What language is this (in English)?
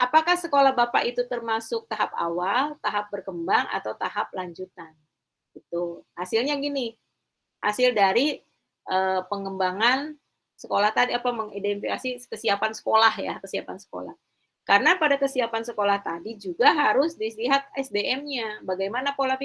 Indonesian